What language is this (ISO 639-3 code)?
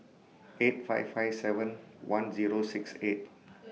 eng